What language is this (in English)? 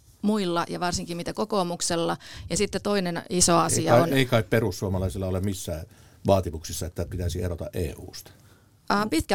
Finnish